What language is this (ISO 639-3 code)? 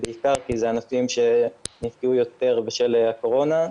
heb